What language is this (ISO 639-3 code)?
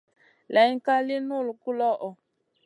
mcn